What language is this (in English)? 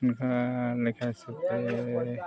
Santali